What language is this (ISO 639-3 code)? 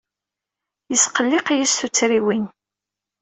kab